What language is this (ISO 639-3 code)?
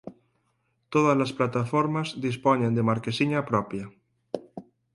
glg